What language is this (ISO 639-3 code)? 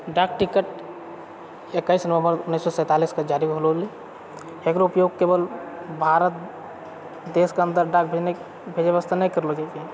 mai